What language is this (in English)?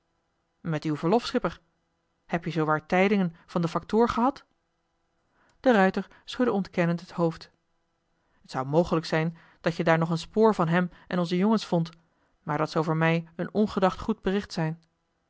Dutch